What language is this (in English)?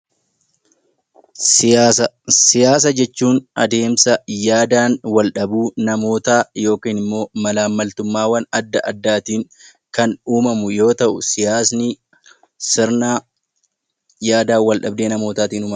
Oromo